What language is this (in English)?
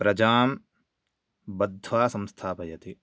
Sanskrit